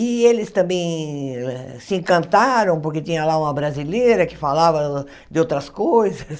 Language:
Portuguese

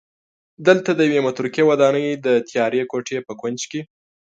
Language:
Pashto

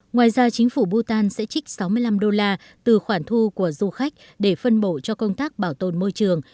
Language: Vietnamese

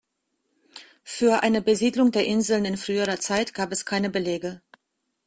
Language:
German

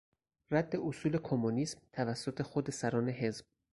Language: Persian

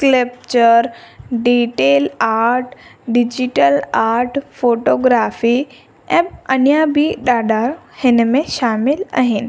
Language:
Sindhi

